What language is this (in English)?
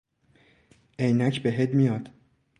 Persian